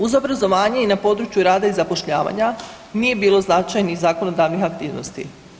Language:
Croatian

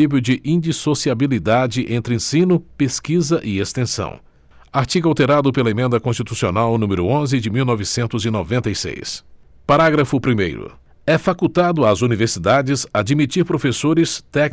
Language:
Portuguese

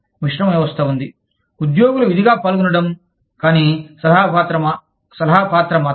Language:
Telugu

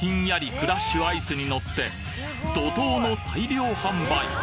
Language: Japanese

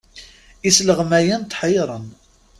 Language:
Kabyle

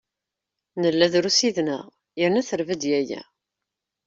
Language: Kabyle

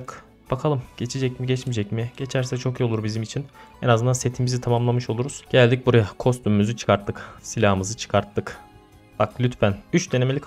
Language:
Turkish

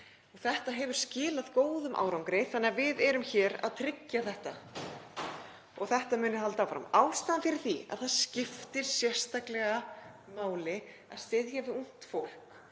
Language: Icelandic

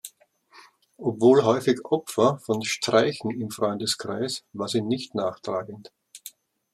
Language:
German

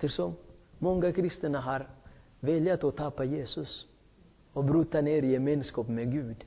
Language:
Swedish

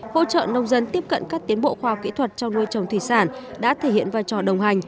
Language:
Vietnamese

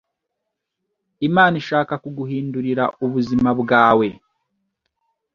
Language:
Kinyarwanda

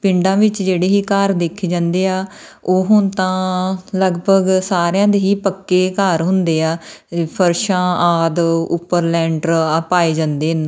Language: Punjabi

